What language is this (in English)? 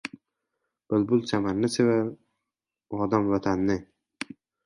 Uzbek